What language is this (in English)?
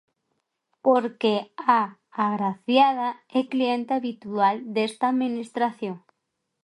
Galician